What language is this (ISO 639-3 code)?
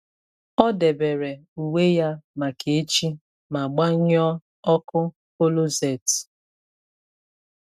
ibo